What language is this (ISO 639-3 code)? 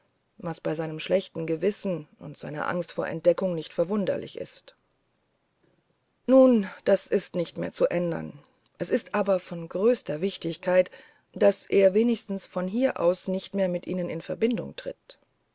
deu